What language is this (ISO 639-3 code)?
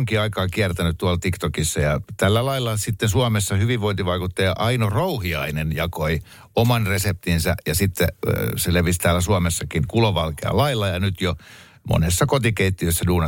fin